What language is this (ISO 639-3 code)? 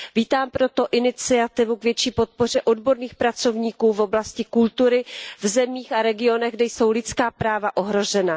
ces